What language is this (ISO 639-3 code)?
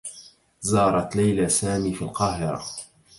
ara